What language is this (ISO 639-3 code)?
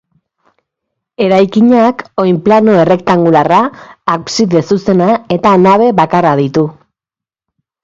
eus